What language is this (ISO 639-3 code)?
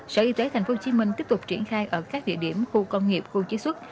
vie